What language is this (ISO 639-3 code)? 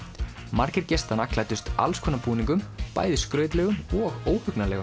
isl